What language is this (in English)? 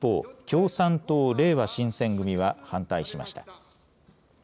Japanese